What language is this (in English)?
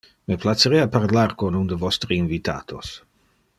Interlingua